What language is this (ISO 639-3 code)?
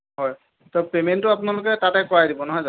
asm